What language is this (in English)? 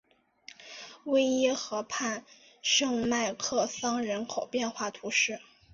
Chinese